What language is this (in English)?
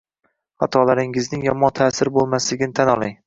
Uzbek